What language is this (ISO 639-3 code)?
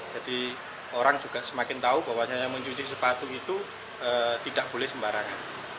ind